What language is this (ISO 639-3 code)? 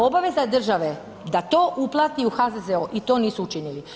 hrv